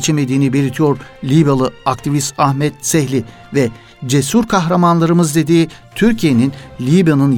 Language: Turkish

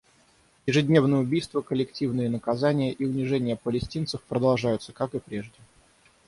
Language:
Russian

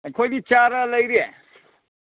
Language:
Manipuri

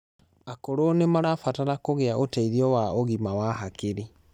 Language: Kikuyu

